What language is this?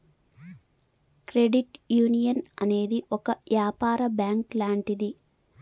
Telugu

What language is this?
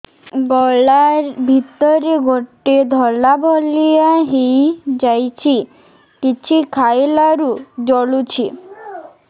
Odia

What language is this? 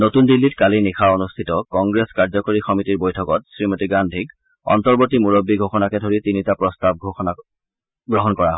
Assamese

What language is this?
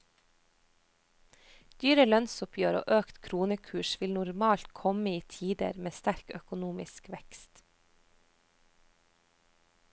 Norwegian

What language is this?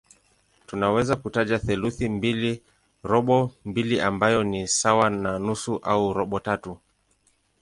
Swahili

